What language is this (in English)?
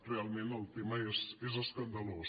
Catalan